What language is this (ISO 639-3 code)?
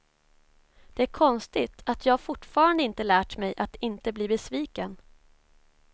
swe